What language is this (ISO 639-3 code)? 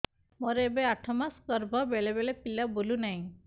ori